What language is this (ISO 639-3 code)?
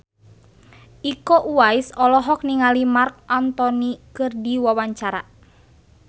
sun